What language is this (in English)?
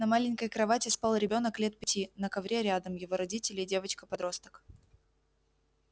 Russian